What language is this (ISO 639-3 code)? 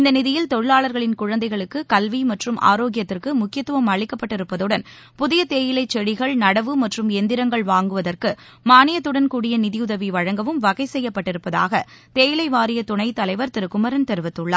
tam